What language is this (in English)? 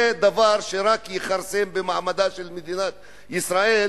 Hebrew